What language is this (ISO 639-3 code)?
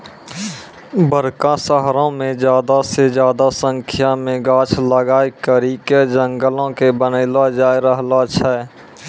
mai